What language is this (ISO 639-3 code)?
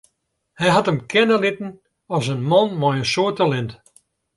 fry